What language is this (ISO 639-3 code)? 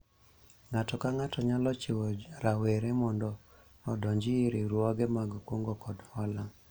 luo